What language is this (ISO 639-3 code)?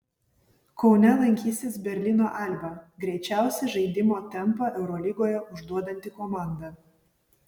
lit